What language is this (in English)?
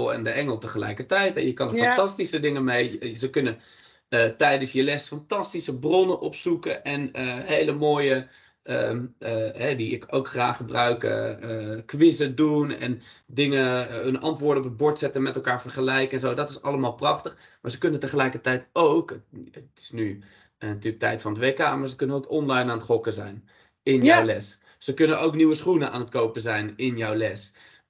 Dutch